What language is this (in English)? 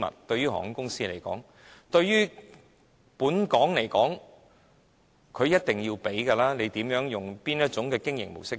Cantonese